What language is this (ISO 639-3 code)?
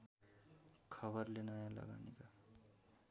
nep